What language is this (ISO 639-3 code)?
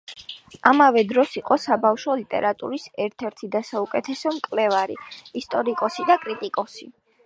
kat